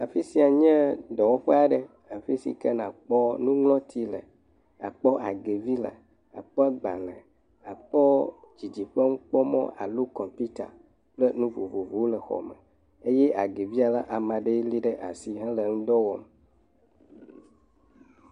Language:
Ewe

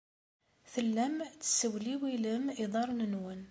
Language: Kabyle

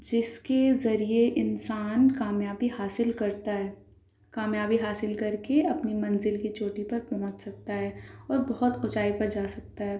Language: Urdu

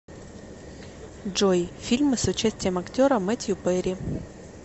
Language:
Russian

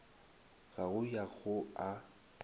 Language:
Northern Sotho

